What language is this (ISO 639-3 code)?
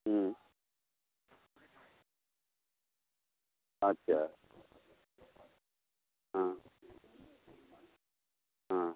ben